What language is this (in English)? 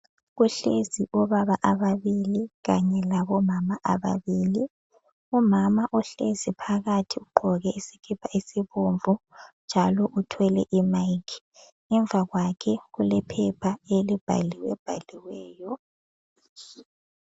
North Ndebele